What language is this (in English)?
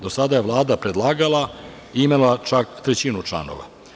Serbian